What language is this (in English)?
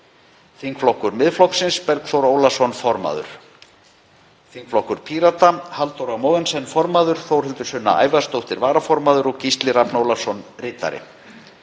Icelandic